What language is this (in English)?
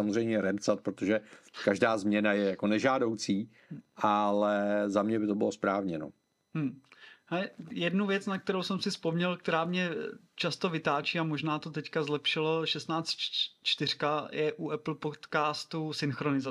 Czech